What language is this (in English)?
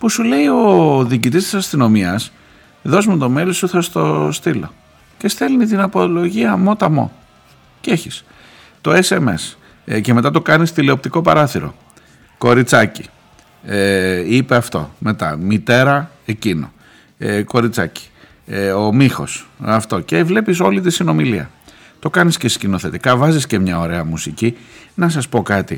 Greek